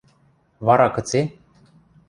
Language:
Western Mari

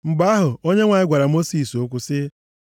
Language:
Igbo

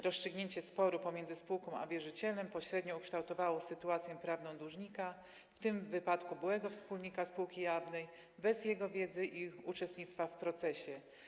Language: Polish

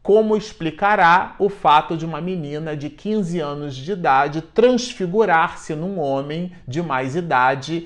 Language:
Portuguese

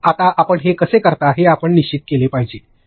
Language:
Marathi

